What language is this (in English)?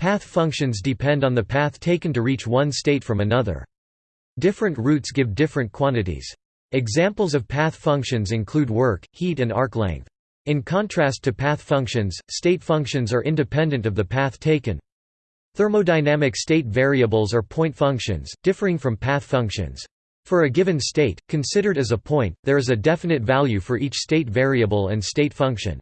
English